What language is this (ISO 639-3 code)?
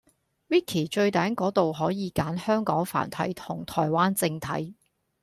yue